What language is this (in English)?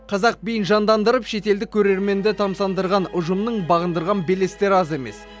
Kazakh